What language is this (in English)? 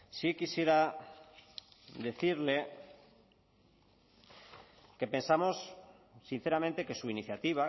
Spanish